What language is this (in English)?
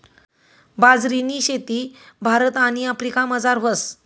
Marathi